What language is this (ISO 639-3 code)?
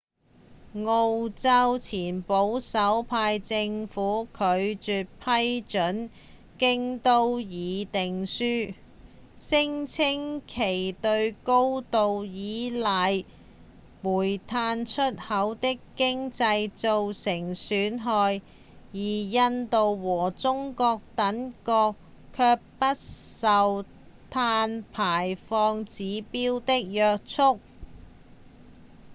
yue